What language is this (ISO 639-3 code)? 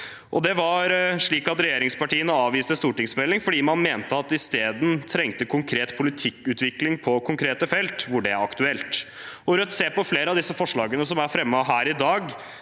nor